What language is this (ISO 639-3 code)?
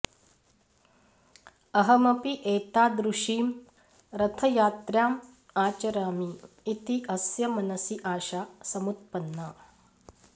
san